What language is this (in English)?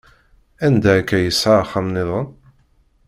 Kabyle